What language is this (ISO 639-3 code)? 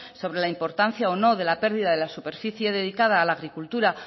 spa